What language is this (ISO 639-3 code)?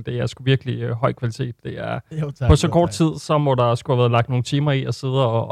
dan